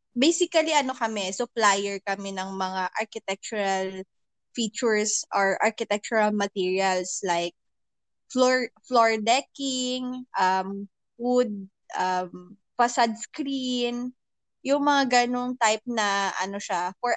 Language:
Filipino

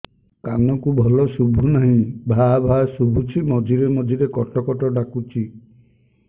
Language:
Odia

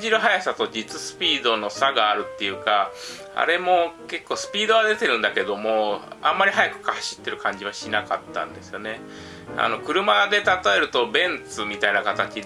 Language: Japanese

